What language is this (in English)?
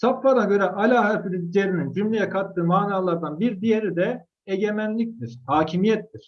Turkish